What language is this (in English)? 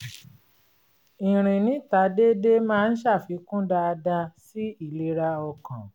Yoruba